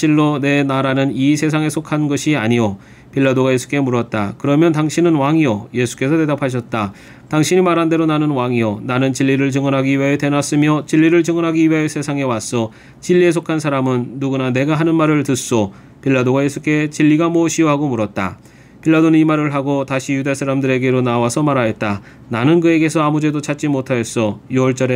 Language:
Korean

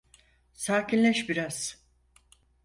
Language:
Turkish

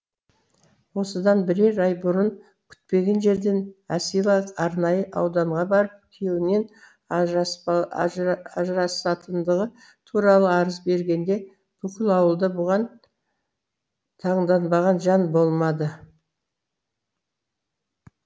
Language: Kazakh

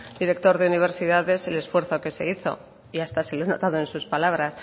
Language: Spanish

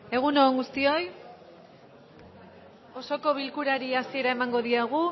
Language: Basque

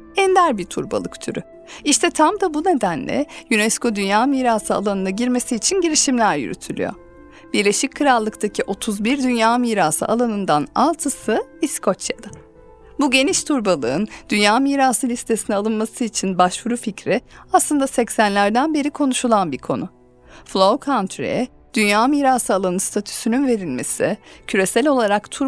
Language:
Turkish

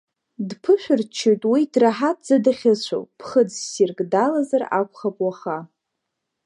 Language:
Abkhazian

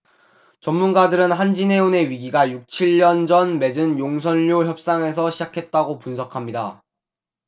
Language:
Korean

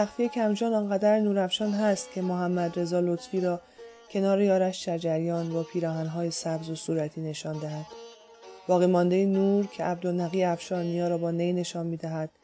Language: Persian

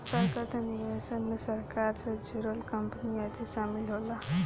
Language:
Bhojpuri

